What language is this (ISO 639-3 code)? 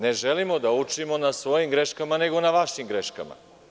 srp